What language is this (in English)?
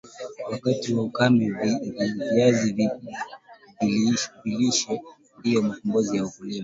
Swahili